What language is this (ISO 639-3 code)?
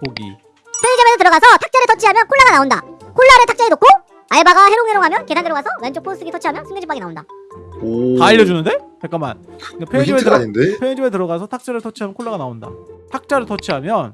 kor